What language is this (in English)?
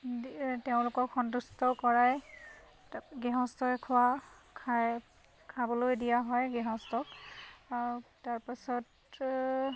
Assamese